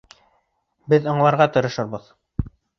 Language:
Bashkir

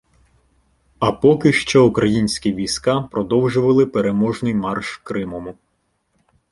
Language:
Ukrainian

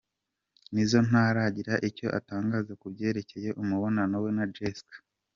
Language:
Kinyarwanda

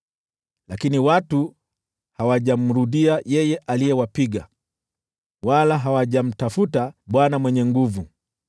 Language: Swahili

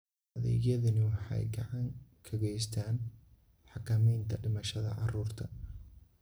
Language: Somali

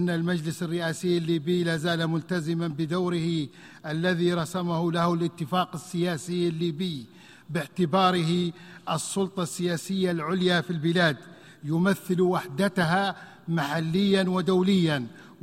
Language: Arabic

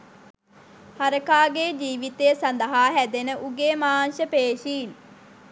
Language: Sinhala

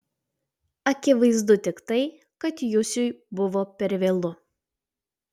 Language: Lithuanian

